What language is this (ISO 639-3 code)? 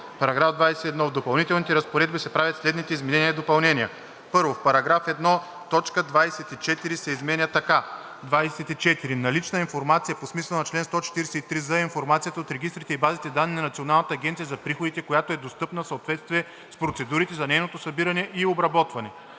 bul